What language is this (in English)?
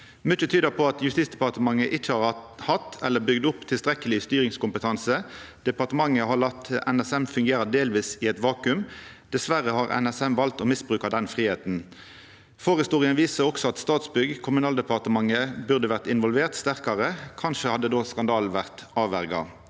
Norwegian